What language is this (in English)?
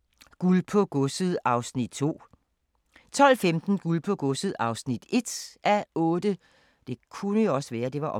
Danish